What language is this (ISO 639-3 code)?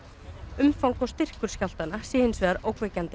isl